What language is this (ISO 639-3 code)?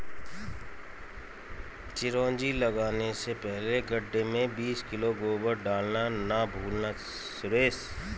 hin